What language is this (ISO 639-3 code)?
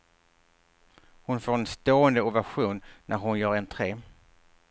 swe